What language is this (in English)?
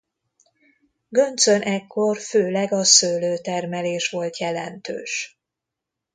Hungarian